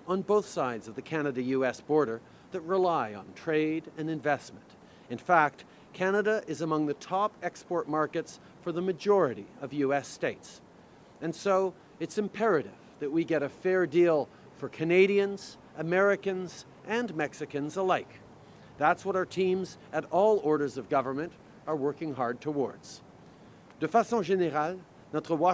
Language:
English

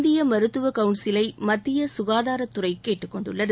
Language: Tamil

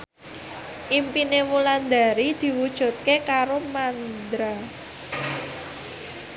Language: Javanese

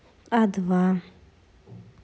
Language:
Russian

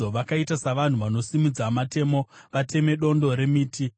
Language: Shona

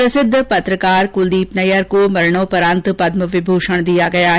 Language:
Hindi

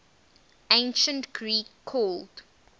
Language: English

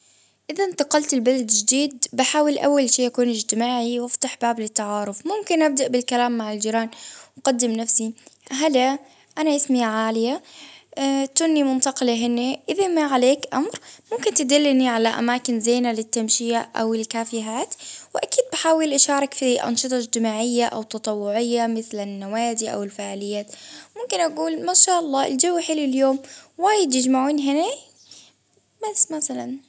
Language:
Baharna Arabic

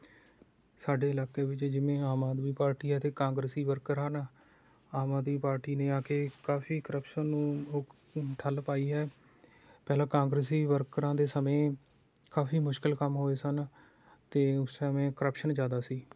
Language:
Punjabi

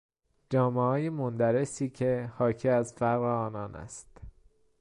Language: Persian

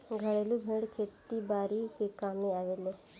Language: Bhojpuri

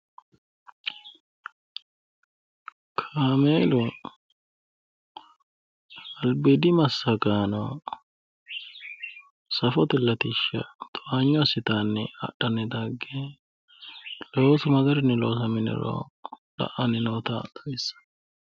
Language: Sidamo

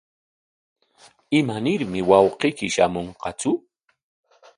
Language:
Corongo Ancash Quechua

